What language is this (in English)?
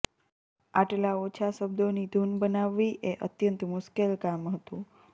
Gujarati